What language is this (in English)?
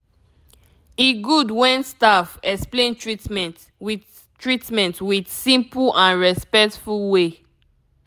Nigerian Pidgin